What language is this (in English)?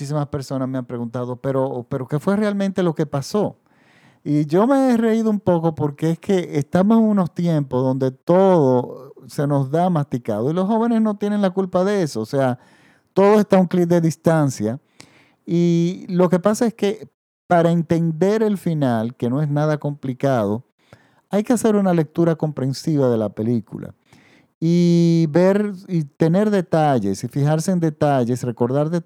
Spanish